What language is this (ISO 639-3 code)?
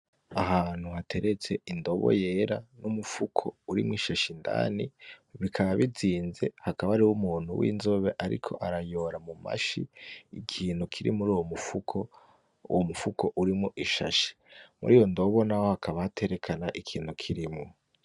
run